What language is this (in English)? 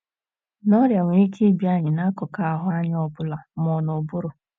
Igbo